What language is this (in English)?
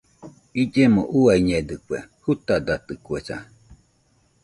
Nüpode Huitoto